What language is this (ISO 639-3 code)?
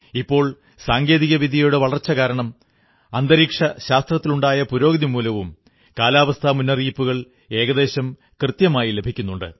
mal